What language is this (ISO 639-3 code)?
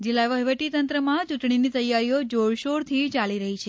guj